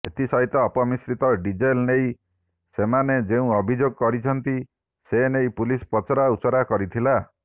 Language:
Odia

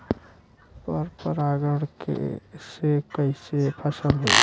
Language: Bhojpuri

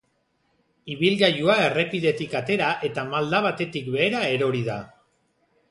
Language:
Basque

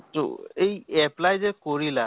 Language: Assamese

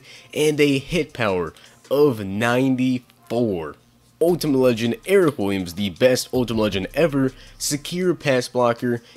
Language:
English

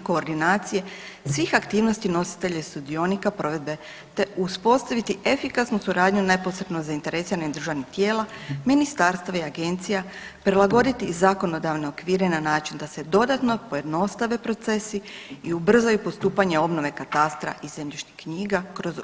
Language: Croatian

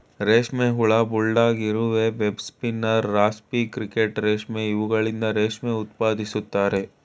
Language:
Kannada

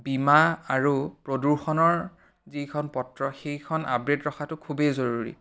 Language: Assamese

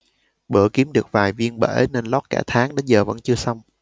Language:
Vietnamese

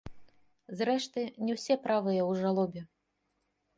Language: Belarusian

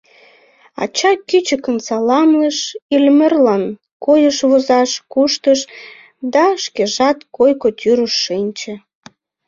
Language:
Mari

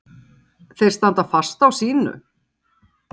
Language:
Icelandic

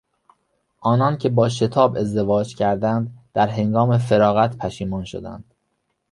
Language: Persian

